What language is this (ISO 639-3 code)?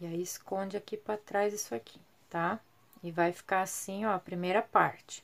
por